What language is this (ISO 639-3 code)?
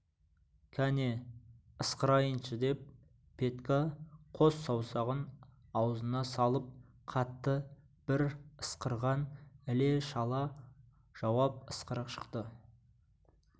kaz